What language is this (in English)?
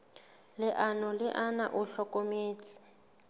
Southern Sotho